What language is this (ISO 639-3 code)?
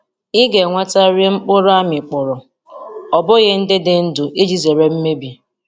ibo